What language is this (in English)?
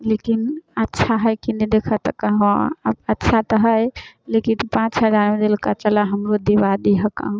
Maithili